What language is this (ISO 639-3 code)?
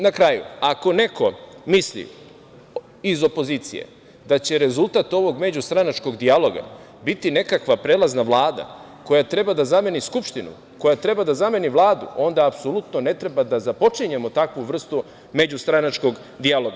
srp